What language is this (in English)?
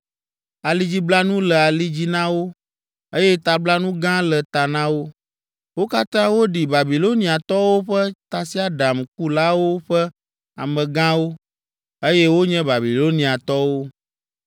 Ewe